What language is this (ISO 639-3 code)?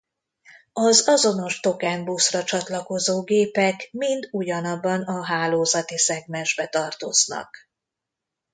hun